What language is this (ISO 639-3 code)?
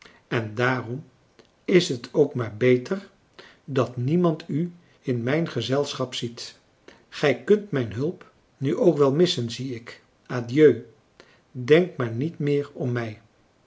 nld